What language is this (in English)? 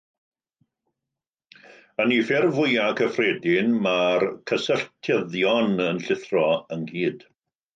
Welsh